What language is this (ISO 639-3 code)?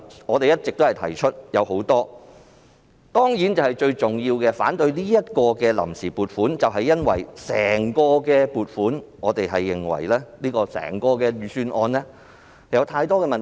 yue